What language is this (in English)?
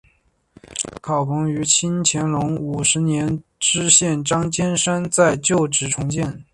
Chinese